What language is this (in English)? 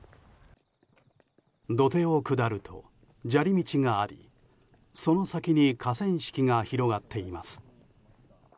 Japanese